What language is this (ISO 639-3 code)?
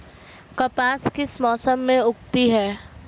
hin